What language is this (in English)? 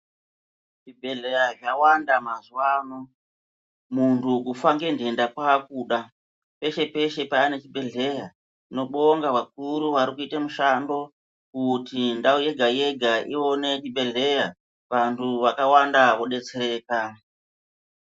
Ndau